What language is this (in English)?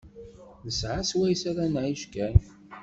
Kabyle